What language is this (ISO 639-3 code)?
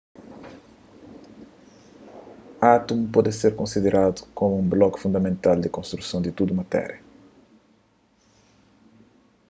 kea